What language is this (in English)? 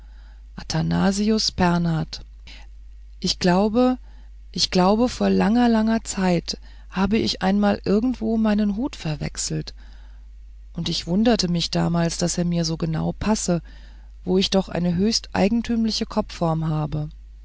German